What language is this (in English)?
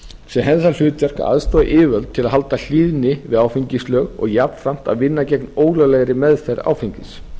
Icelandic